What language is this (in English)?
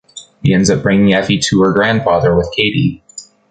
English